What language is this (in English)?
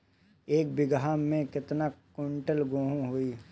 Bhojpuri